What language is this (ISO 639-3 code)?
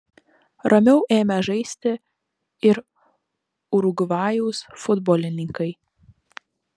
lit